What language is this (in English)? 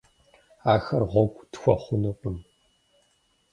Kabardian